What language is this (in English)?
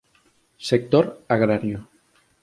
Galician